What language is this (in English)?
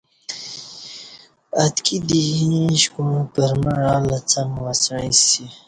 Kati